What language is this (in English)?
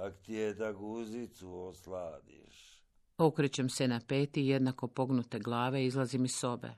Croatian